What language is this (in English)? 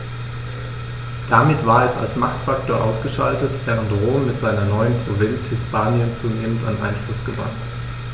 German